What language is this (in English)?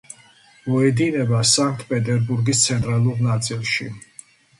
Georgian